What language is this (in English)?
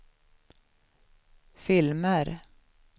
Swedish